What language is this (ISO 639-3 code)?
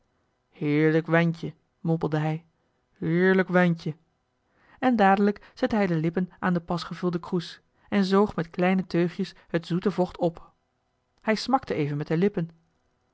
nld